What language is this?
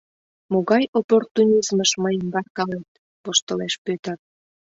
Mari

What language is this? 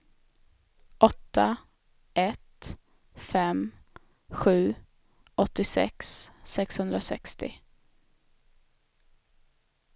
Swedish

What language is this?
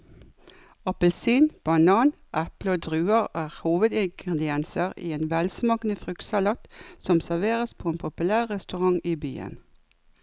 Norwegian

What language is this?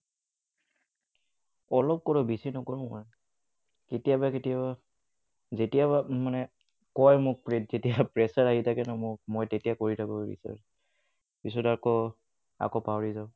Assamese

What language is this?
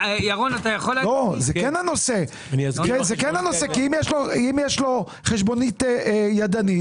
Hebrew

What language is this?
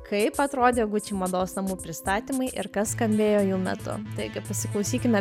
Lithuanian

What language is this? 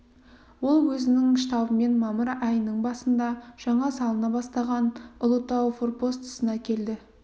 Kazakh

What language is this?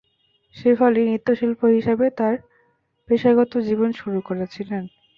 Bangla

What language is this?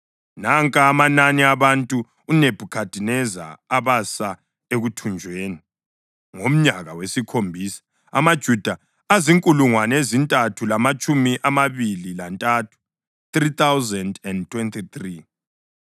North Ndebele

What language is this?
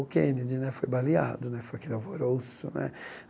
Portuguese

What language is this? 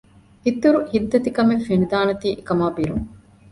Divehi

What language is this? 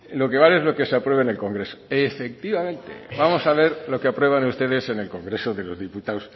Spanish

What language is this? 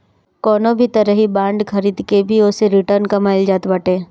Bhojpuri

